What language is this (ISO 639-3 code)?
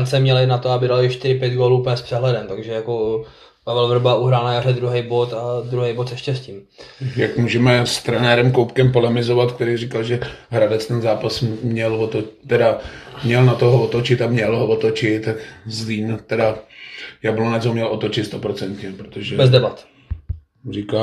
ces